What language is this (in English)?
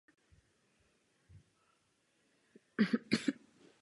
Czech